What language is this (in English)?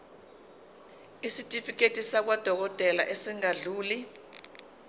Zulu